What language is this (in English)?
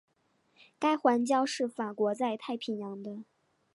Chinese